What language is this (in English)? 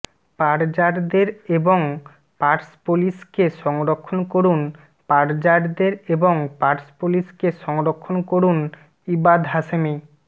Bangla